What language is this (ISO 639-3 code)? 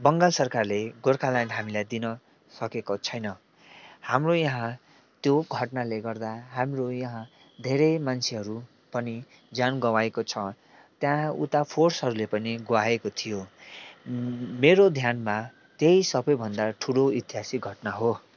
nep